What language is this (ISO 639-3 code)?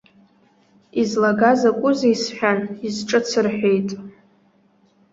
abk